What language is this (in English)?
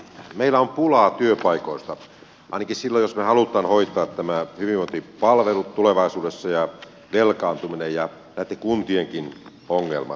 Finnish